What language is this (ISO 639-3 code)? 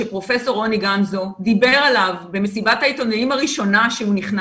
heb